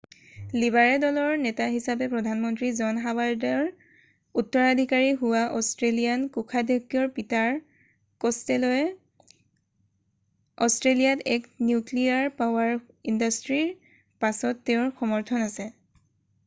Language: Assamese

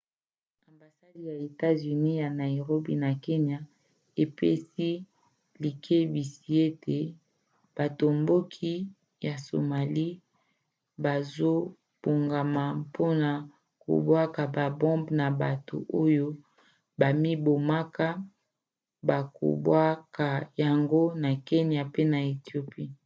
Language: Lingala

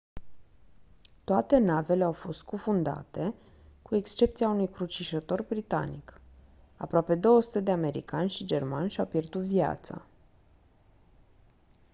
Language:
Romanian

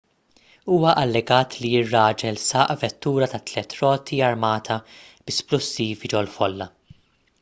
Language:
Maltese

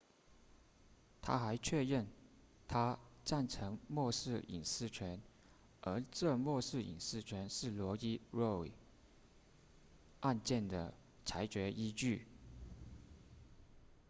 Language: Chinese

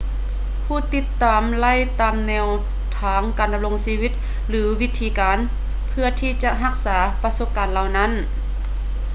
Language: Lao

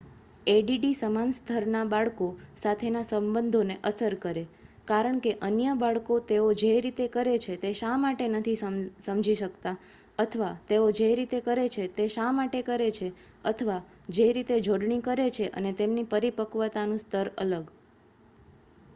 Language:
Gujarati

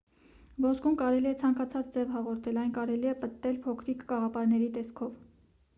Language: Armenian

